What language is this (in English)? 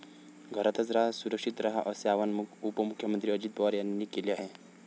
Marathi